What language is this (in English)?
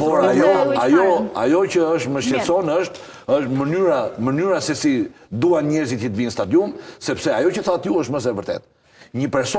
Romanian